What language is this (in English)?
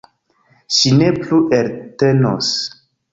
Esperanto